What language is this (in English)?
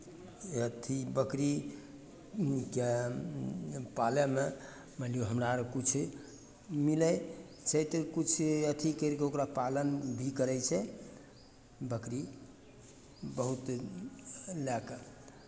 Maithili